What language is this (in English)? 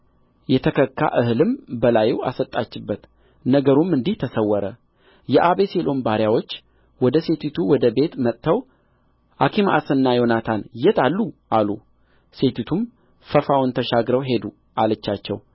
Amharic